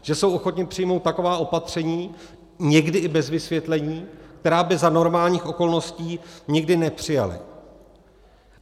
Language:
Czech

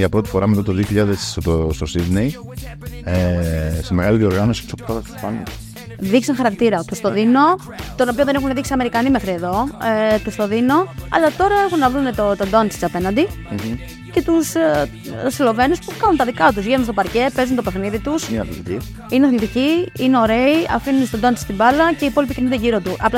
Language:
Greek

